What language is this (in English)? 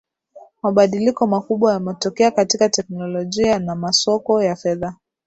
Swahili